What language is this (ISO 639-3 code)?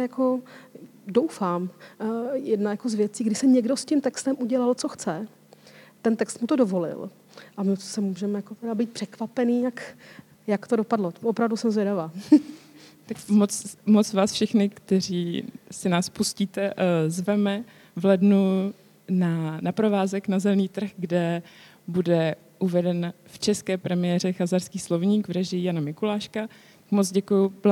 ces